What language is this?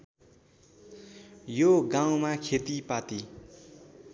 Nepali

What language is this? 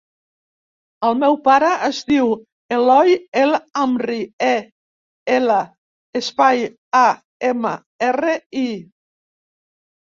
Catalan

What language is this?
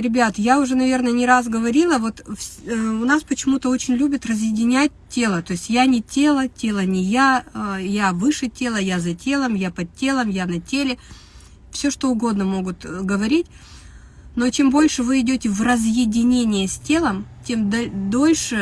Russian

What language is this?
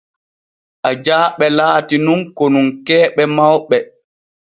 Borgu Fulfulde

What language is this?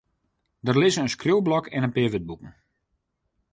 Western Frisian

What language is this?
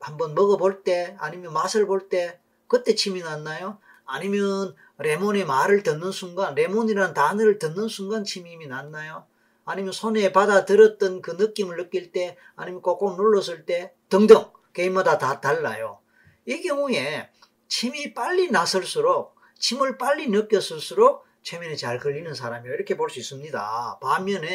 Korean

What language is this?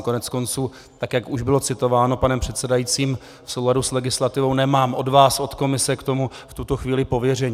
Czech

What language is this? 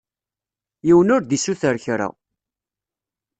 Kabyle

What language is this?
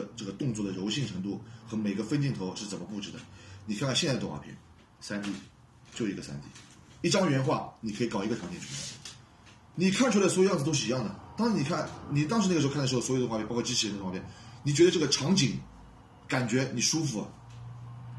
Chinese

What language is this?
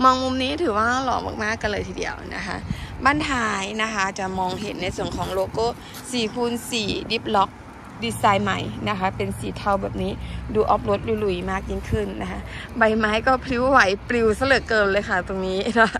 Thai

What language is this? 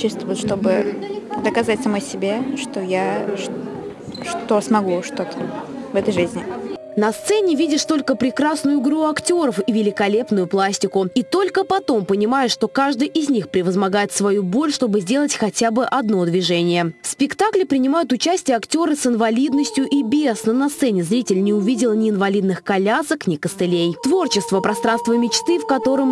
Russian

